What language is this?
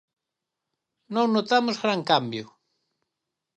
Galician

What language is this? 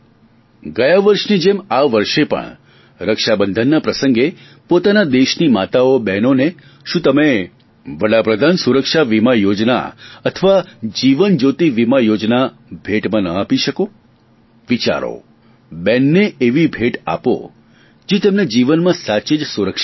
Gujarati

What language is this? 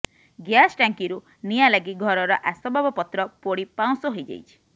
Odia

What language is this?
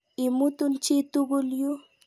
Kalenjin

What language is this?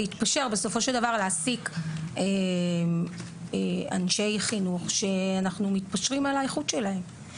Hebrew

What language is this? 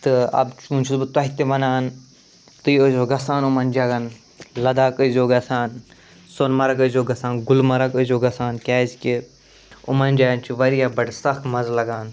Kashmiri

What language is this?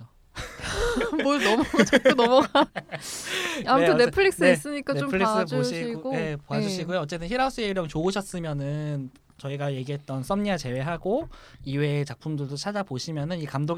Korean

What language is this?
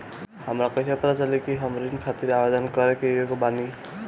Bhojpuri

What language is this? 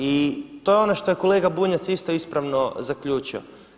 Croatian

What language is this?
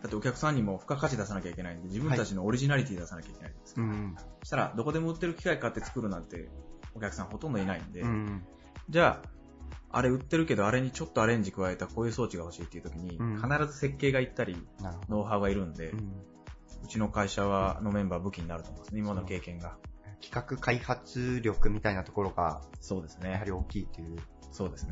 Japanese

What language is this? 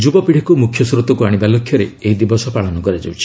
Odia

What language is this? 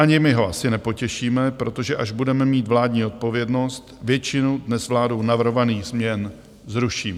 Czech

